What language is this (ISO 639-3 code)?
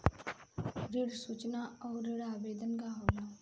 bho